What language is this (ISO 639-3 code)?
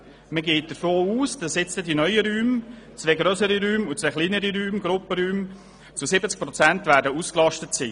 gsw